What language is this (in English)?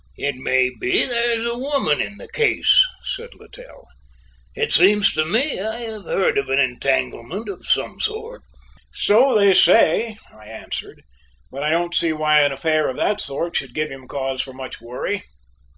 English